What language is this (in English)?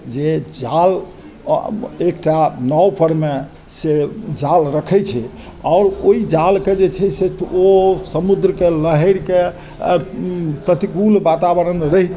Maithili